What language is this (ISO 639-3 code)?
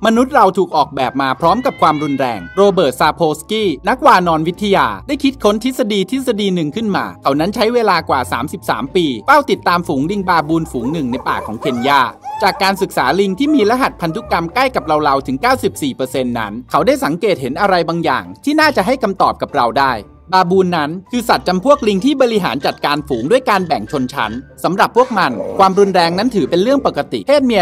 tha